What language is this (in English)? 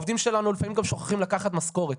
Hebrew